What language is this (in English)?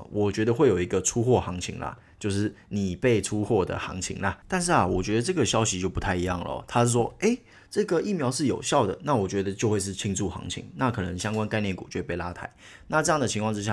Chinese